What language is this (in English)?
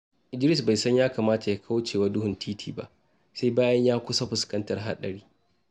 Hausa